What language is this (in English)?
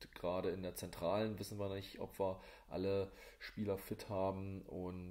German